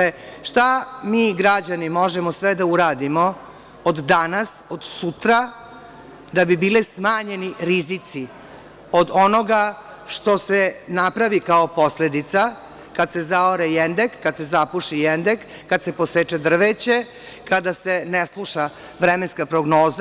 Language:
Serbian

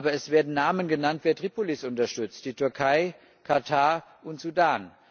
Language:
German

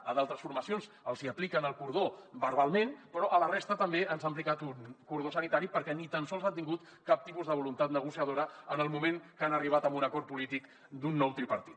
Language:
Catalan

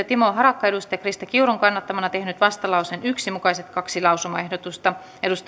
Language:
Finnish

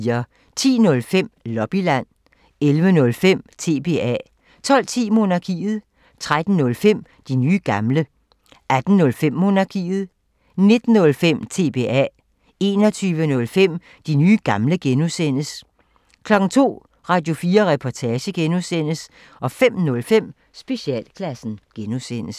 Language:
Danish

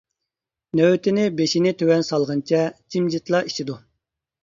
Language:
Uyghur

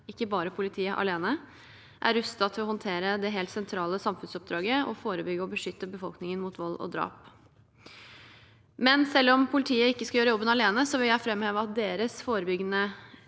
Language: Norwegian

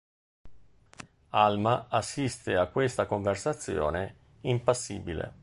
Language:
Italian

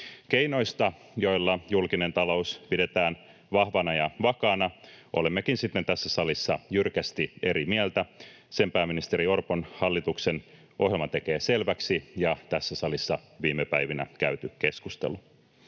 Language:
Finnish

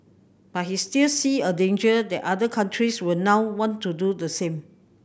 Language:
English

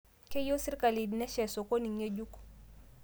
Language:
Masai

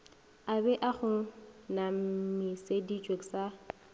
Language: Northern Sotho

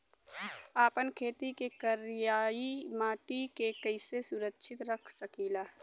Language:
Bhojpuri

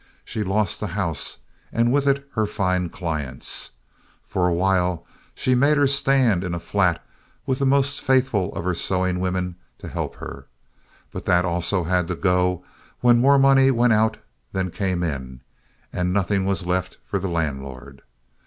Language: English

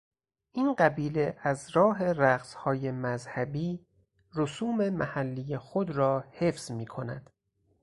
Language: Persian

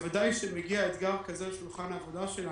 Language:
Hebrew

